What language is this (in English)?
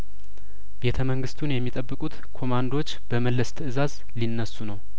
Amharic